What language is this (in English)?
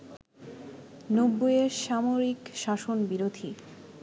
Bangla